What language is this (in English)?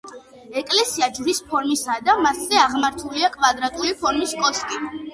Georgian